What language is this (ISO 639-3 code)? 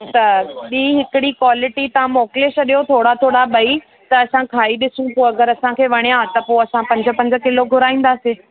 snd